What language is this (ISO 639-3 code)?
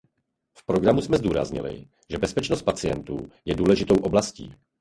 ces